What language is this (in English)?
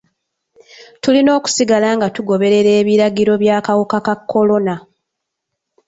Ganda